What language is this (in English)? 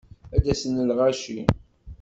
Kabyle